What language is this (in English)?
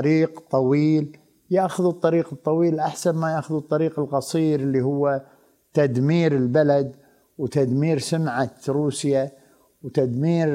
Arabic